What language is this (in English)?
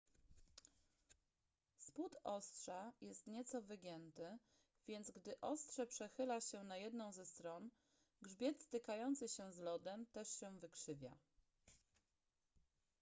Polish